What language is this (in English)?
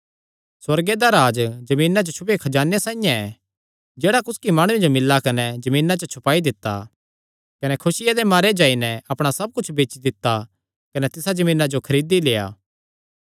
Kangri